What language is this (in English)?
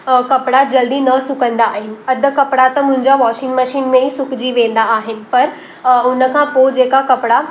Sindhi